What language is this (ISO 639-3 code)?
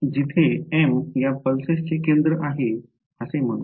mar